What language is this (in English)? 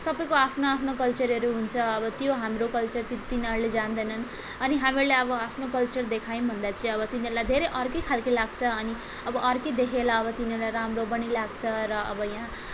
Nepali